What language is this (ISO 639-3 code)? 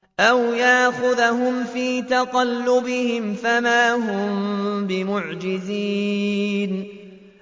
ara